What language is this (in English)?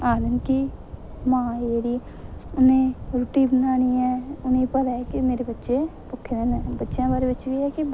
Dogri